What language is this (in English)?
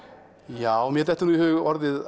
Icelandic